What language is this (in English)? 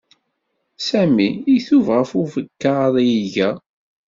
Kabyle